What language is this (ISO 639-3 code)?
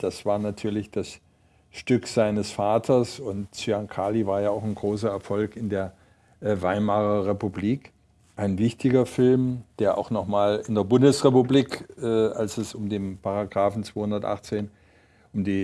deu